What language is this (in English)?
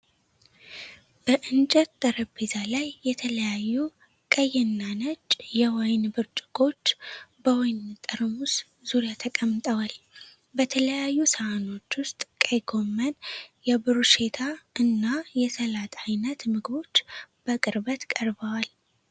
Amharic